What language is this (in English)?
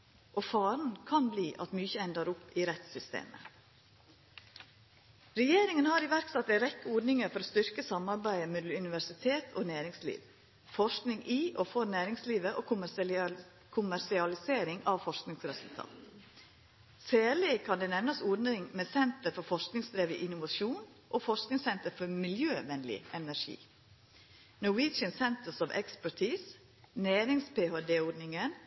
Norwegian Nynorsk